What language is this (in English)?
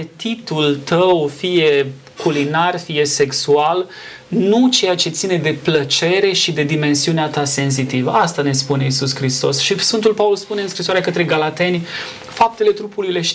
Romanian